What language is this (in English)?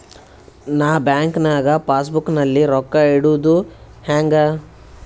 Kannada